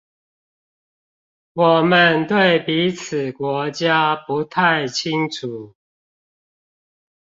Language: Chinese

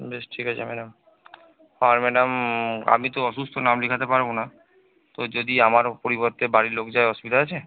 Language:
Bangla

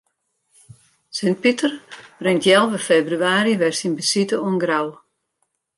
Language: Western Frisian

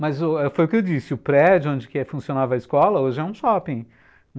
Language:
Portuguese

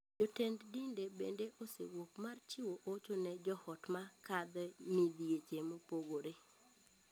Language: Luo (Kenya and Tanzania)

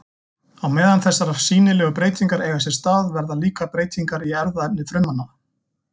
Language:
Icelandic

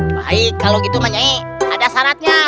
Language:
Indonesian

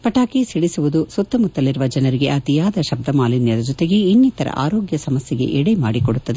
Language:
Kannada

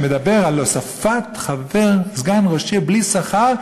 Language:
Hebrew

